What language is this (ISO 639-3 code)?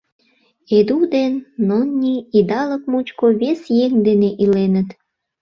chm